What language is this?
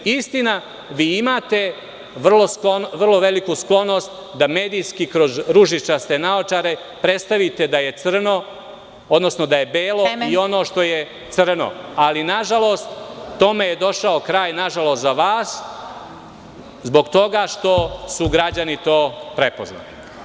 Serbian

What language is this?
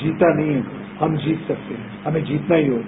Hindi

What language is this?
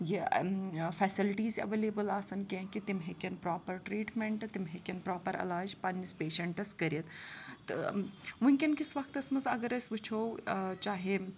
Kashmiri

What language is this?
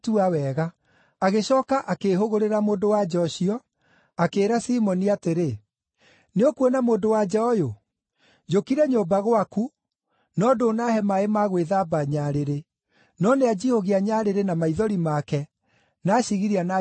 Kikuyu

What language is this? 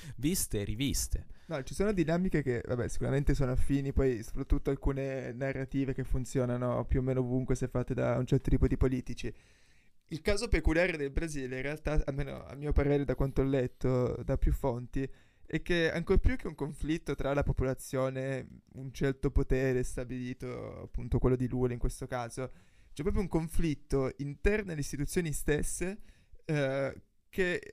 Italian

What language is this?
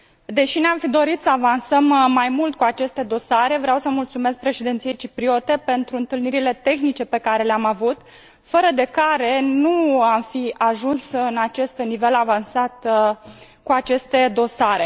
Romanian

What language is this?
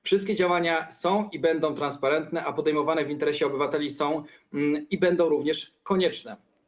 Polish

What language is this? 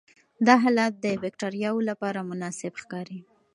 Pashto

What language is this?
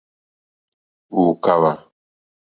Mokpwe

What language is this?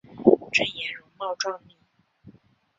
Chinese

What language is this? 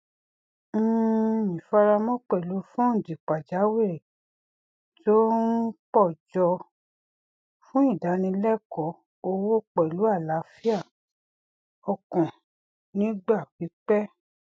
Yoruba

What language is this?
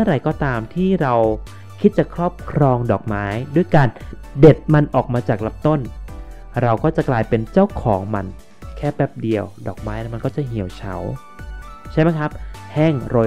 Thai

